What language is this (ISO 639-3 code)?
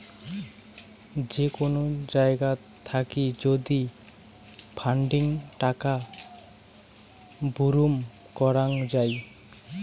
ben